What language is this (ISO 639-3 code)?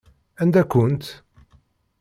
kab